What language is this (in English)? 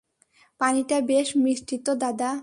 Bangla